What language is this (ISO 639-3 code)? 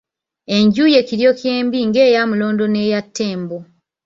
lug